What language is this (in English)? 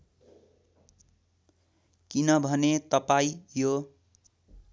Nepali